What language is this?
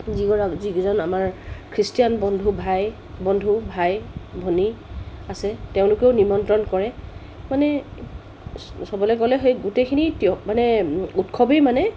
Assamese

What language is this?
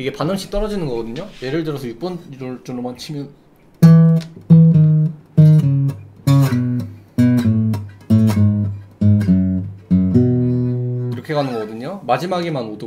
Korean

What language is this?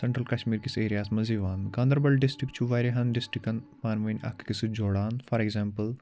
Kashmiri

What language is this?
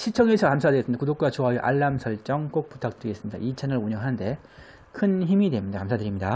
Korean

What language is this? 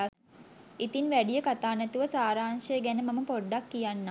Sinhala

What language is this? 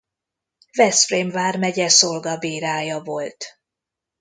Hungarian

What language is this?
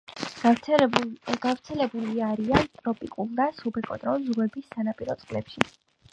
Georgian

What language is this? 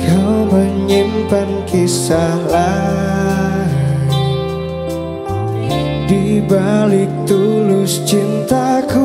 Indonesian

